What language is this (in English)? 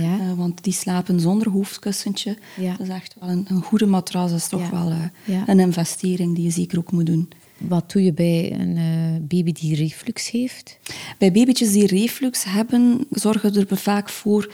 Dutch